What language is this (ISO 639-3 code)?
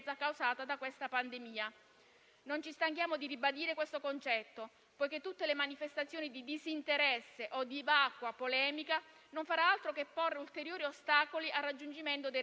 ita